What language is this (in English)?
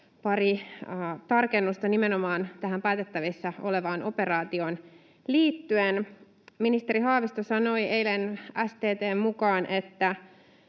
Finnish